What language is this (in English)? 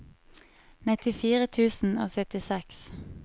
Norwegian